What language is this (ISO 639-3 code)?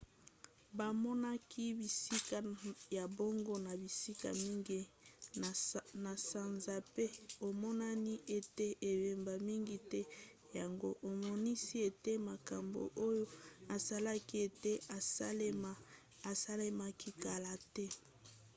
lin